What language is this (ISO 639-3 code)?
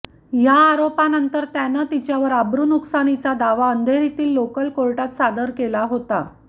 mar